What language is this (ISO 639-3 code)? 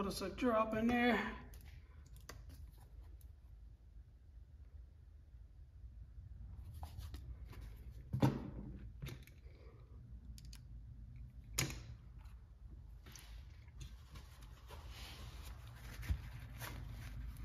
eng